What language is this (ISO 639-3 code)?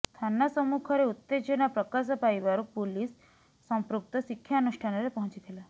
ori